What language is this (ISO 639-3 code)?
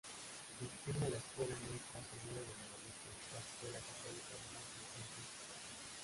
spa